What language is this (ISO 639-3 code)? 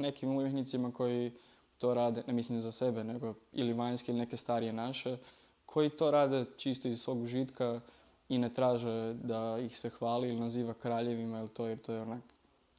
slk